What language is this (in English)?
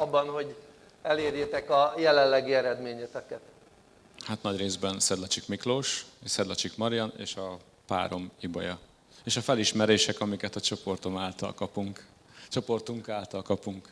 Hungarian